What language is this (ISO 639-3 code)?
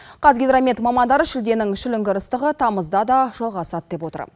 kaz